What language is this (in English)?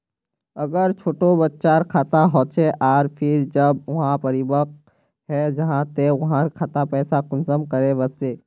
Magahi